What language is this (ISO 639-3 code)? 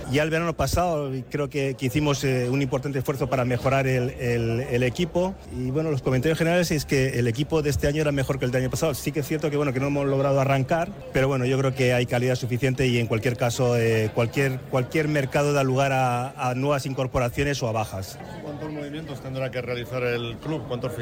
spa